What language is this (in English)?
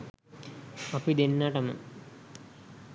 Sinhala